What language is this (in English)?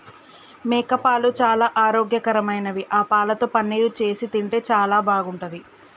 Telugu